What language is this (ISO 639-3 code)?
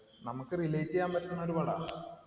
mal